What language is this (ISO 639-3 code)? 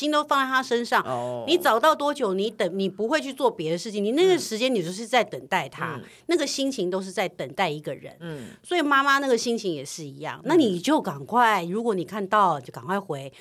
zho